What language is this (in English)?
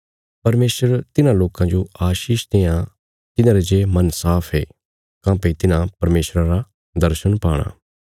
Bilaspuri